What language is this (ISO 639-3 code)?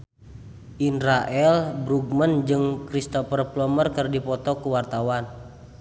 sun